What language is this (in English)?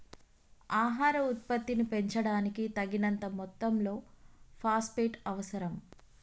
Telugu